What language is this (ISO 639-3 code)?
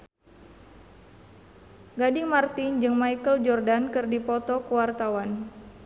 sun